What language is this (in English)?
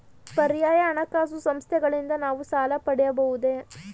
Kannada